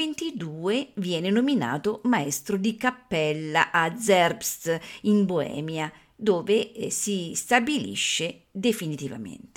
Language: Italian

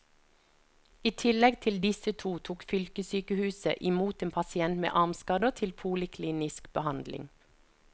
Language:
Norwegian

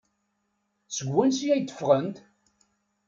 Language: Kabyle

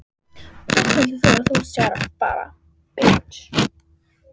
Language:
Icelandic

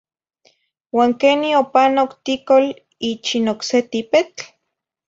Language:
Zacatlán-Ahuacatlán-Tepetzintla Nahuatl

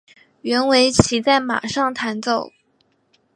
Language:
Chinese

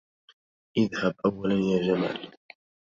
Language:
Arabic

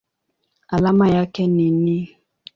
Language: Swahili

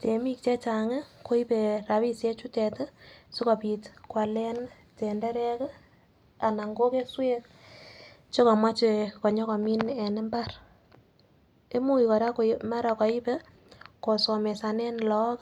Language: Kalenjin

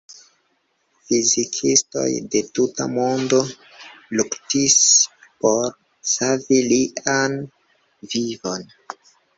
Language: Esperanto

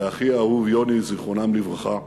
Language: Hebrew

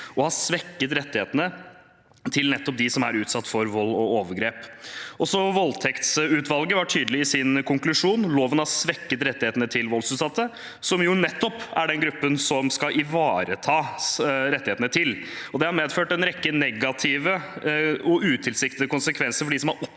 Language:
Norwegian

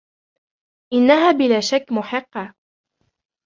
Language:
Arabic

